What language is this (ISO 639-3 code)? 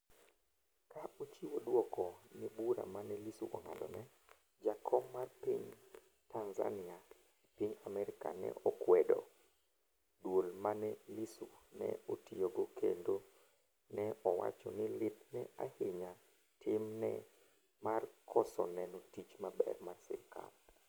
luo